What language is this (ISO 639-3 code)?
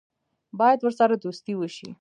pus